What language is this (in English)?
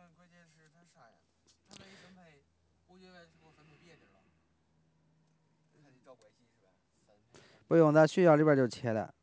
Chinese